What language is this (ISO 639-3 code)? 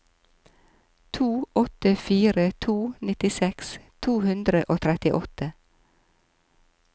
nor